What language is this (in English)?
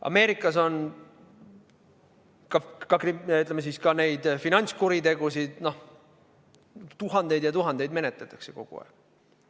Estonian